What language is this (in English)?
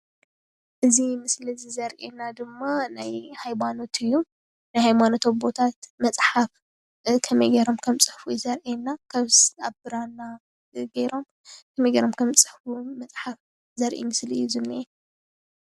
Tigrinya